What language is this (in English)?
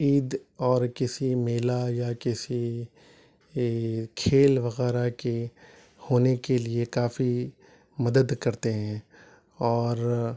Urdu